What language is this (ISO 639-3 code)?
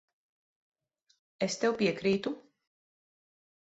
lav